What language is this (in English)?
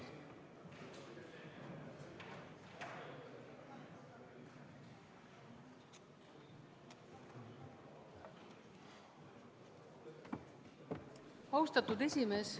Estonian